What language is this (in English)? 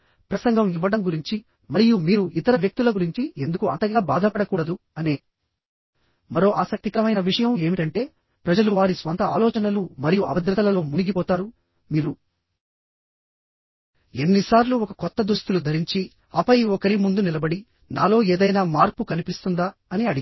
Telugu